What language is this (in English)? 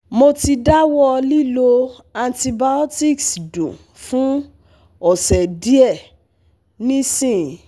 Yoruba